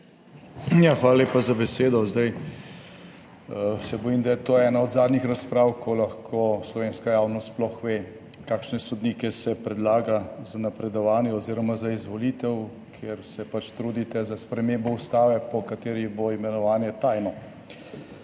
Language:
Slovenian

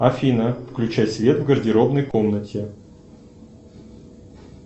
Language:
Russian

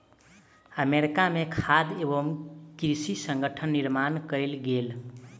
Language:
Maithili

